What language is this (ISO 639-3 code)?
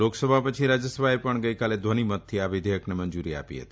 guj